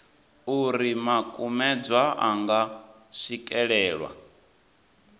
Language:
Venda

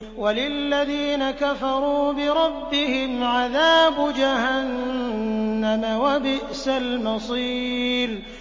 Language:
Arabic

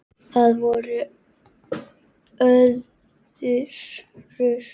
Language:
Icelandic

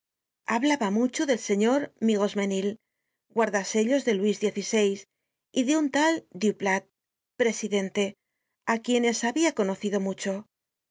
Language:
Spanish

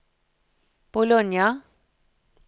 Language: Norwegian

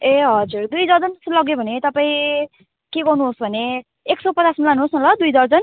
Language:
Nepali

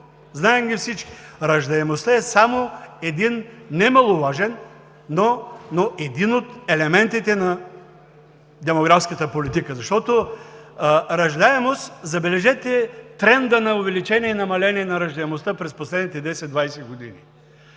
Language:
Bulgarian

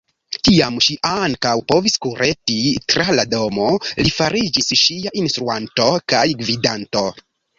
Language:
Esperanto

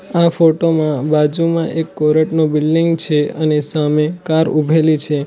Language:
Gujarati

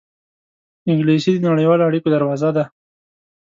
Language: Pashto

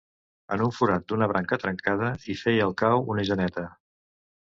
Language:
Catalan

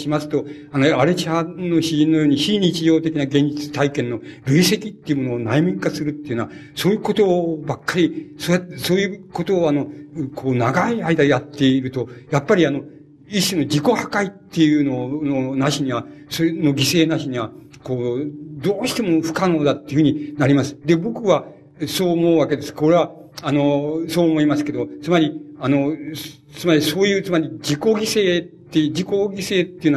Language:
Japanese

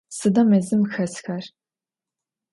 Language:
Adyghe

